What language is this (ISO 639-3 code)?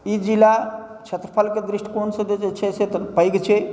mai